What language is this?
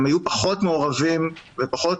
Hebrew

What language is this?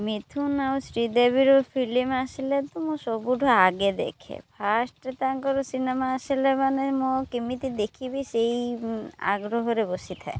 Odia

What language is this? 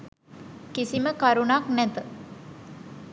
Sinhala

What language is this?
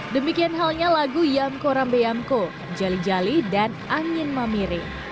Indonesian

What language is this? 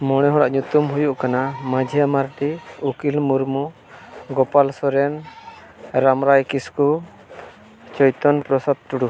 Santali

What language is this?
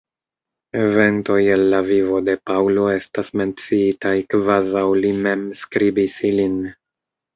Esperanto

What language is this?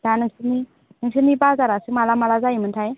Bodo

